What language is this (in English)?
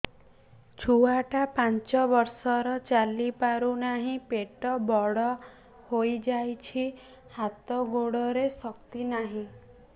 Odia